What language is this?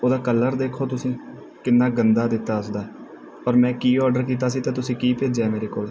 Punjabi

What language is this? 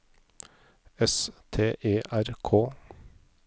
Norwegian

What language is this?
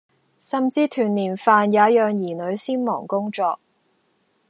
Cantonese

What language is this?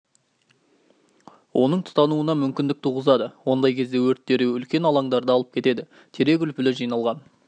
Kazakh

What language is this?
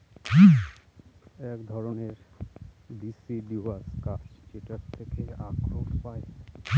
Bangla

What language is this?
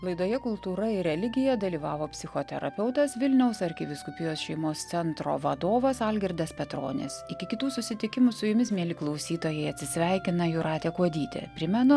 Lithuanian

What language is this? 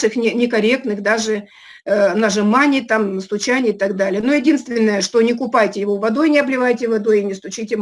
Russian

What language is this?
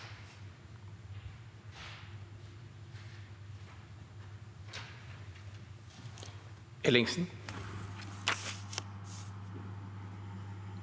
Norwegian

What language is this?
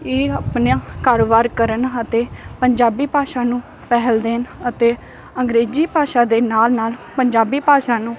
Punjabi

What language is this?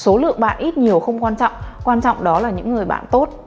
Vietnamese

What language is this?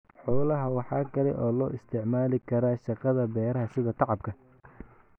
Somali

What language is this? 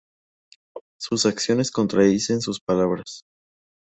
Spanish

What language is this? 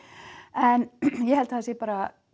Icelandic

